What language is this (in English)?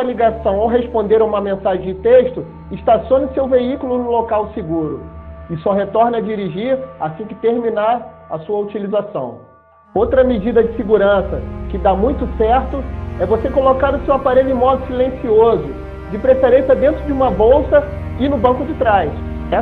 Portuguese